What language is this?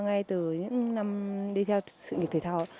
Vietnamese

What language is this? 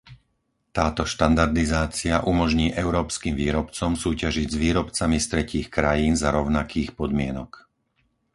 Slovak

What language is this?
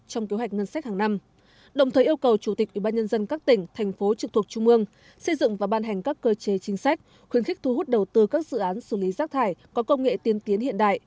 Vietnamese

